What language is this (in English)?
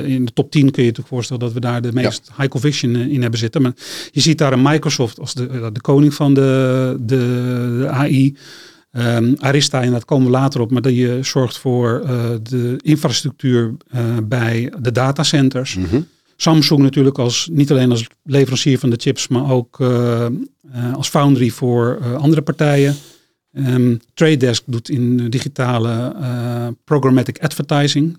Dutch